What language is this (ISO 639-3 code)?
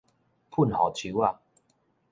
nan